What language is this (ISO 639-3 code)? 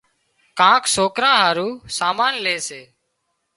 kxp